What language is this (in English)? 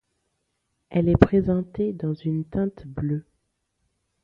French